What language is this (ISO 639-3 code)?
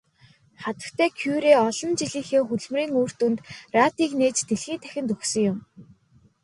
mon